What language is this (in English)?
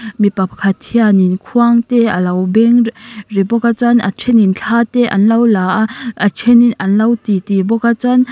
Mizo